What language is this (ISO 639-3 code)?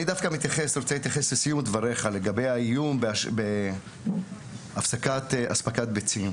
heb